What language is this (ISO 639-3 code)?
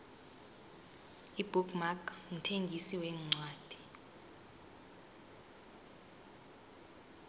nbl